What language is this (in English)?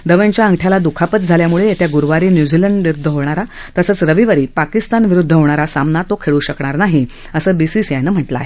Marathi